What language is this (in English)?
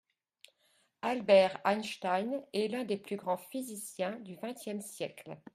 French